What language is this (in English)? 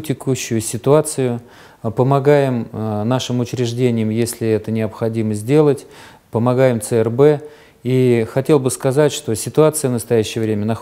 Russian